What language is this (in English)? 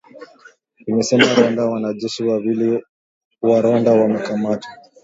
Swahili